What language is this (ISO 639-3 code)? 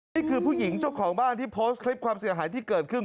tha